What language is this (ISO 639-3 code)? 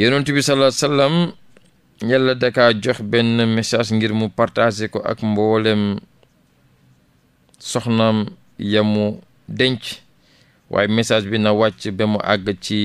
fra